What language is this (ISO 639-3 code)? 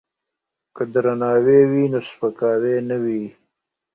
pus